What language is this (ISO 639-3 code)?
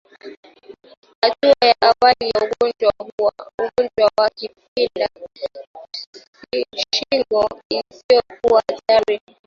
swa